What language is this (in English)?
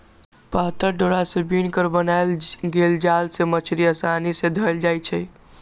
Magahi